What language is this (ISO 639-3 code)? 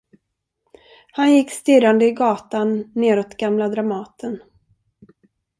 swe